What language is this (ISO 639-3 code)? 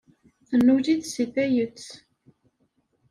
kab